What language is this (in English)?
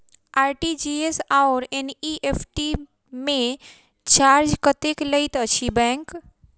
Maithili